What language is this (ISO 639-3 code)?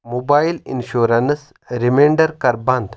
kas